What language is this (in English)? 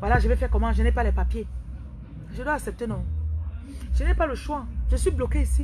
French